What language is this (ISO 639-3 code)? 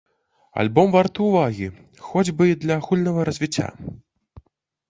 bel